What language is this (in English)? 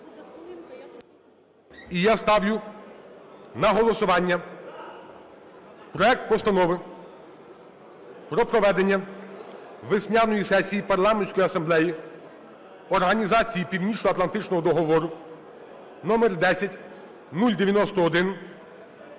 Ukrainian